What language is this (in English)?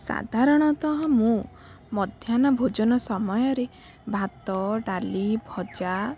Odia